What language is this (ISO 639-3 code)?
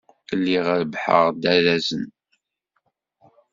kab